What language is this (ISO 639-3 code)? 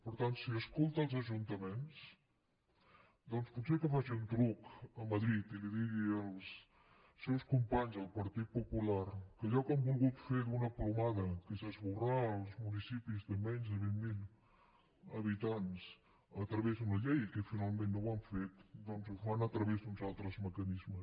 cat